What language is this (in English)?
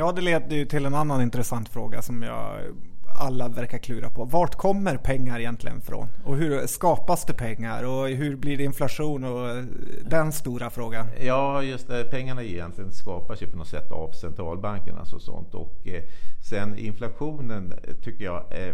Swedish